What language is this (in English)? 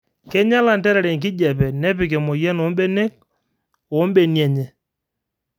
Masai